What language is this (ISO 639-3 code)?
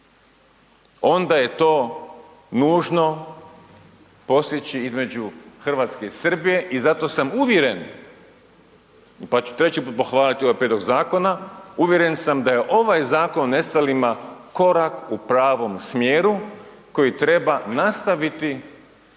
hrv